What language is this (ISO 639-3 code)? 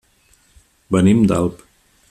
cat